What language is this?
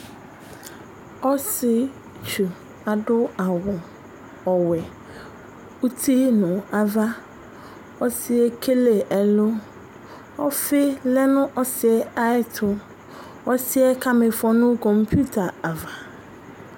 Ikposo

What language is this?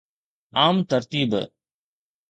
Sindhi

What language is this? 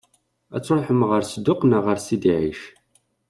Kabyle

